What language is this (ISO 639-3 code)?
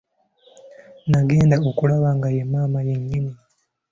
lug